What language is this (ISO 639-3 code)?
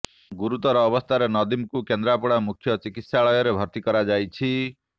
ori